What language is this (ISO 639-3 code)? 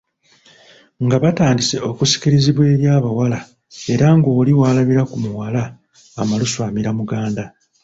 lug